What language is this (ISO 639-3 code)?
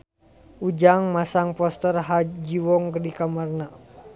sun